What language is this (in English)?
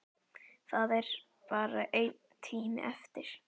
Icelandic